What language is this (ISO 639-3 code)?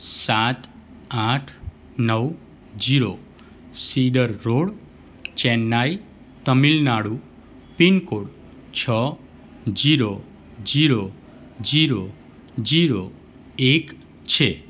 guj